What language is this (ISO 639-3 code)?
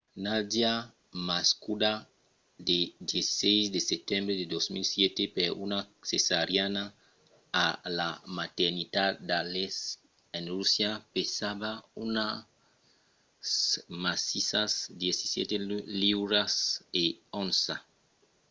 oci